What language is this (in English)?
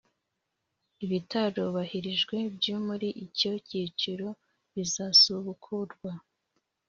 Kinyarwanda